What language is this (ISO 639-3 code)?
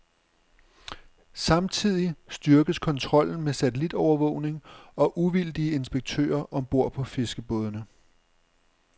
dan